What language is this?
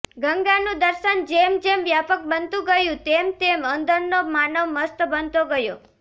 Gujarati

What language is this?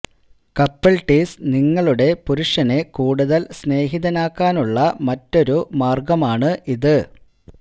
Malayalam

